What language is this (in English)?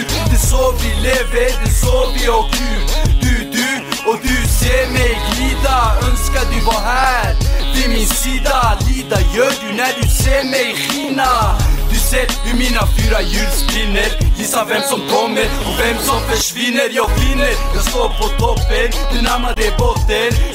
Romanian